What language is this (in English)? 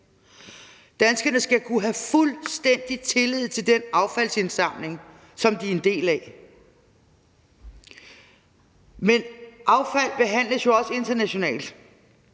Danish